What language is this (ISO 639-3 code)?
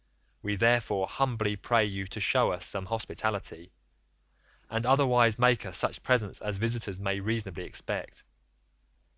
eng